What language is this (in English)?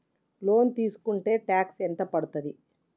Telugu